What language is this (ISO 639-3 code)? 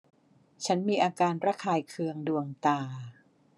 tha